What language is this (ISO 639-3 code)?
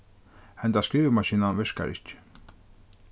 fao